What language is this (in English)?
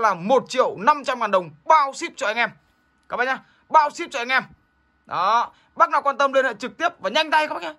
Vietnamese